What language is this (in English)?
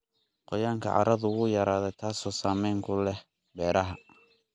Somali